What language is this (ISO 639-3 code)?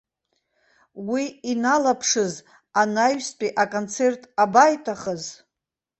abk